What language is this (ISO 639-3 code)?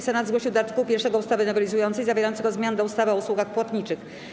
pol